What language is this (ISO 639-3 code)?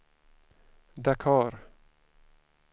swe